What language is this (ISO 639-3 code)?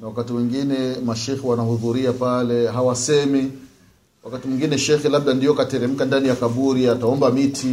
swa